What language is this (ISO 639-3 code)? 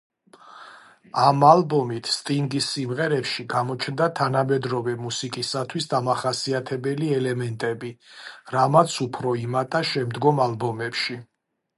kat